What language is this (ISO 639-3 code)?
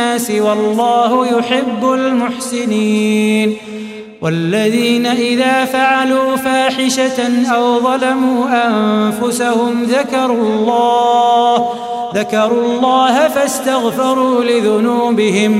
ara